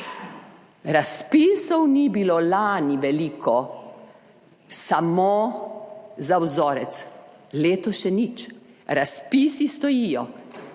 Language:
Slovenian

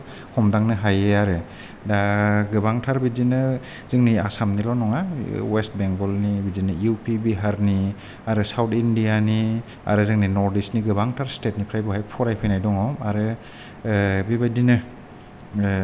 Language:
Bodo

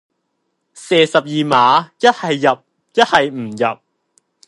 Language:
Cantonese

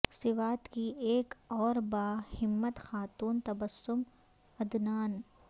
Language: Urdu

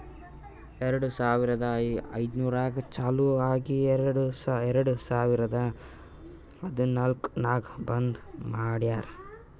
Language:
Kannada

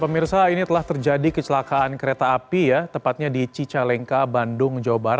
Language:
Indonesian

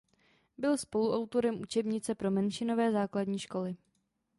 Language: Czech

